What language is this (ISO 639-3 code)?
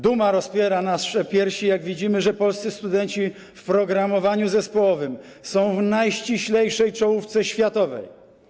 pol